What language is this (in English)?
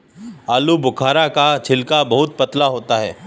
Hindi